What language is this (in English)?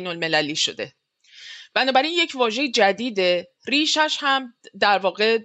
Persian